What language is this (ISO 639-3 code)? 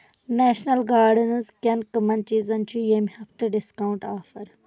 kas